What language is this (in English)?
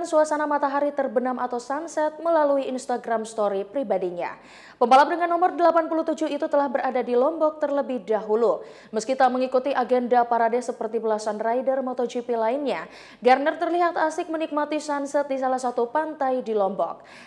Indonesian